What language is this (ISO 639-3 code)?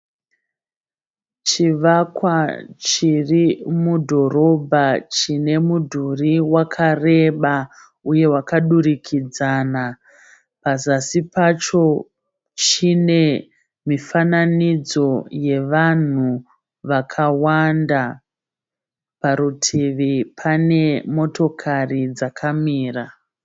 sna